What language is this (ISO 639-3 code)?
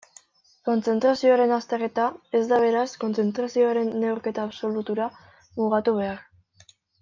eus